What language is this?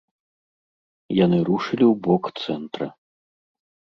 Belarusian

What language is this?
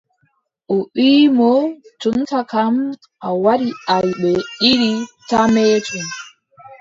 Adamawa Fulfulde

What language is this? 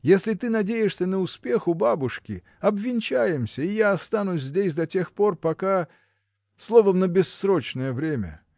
Russian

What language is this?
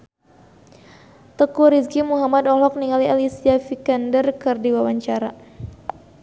Sundanese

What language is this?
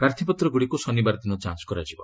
Odia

